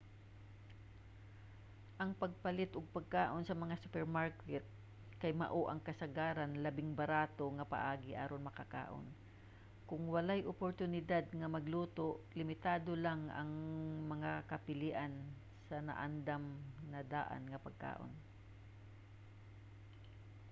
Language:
Cebuano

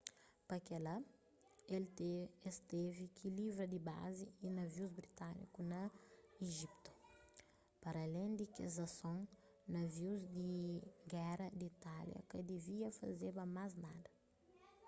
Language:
Kabuverdianu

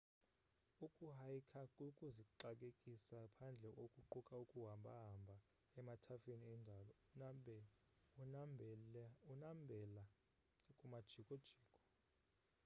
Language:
Xhosa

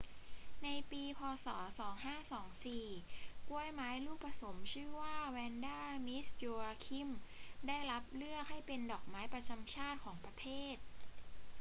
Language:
Thai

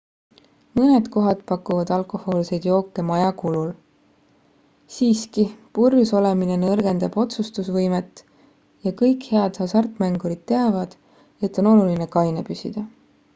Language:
Estonian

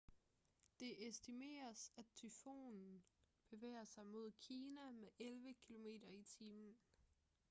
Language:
Danish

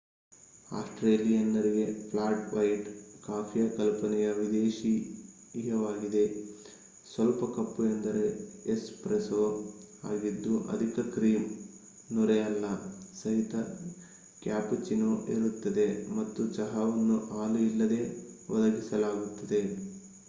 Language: Kannada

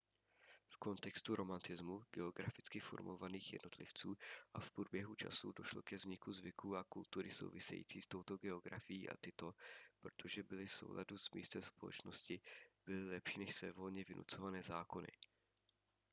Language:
Czech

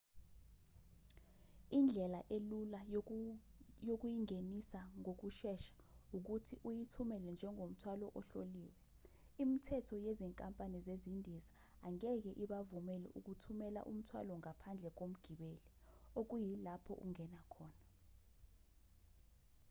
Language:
Zulu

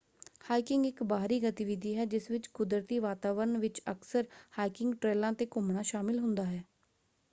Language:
Punjabi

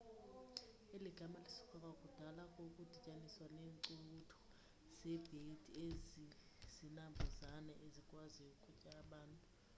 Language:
Xhosa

